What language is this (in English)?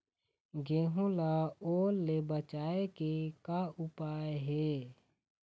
Chhattisgarhi